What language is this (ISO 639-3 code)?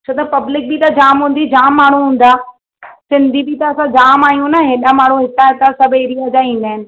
snd